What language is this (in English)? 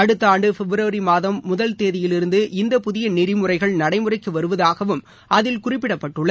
Tamil